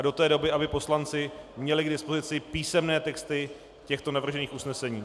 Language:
Czech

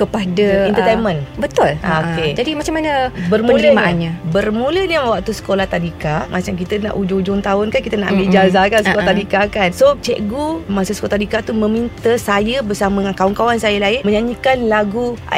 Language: Malay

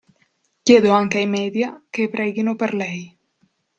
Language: Italian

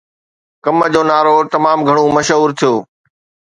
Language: Sindhi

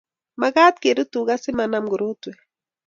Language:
Kalenjin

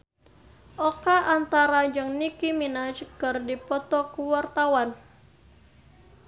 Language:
Sundanese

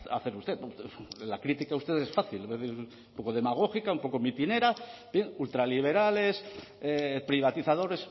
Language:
Spanish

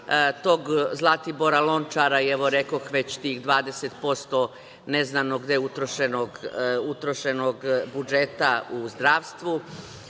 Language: Serbian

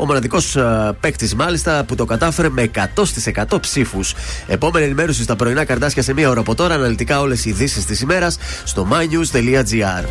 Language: Greek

